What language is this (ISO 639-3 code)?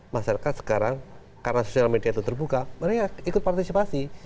ind